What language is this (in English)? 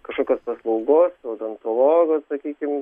Lithuanian